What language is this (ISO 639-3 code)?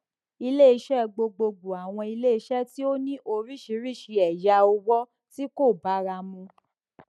yor